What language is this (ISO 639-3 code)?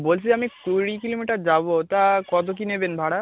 ben